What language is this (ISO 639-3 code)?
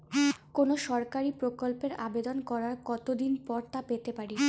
ben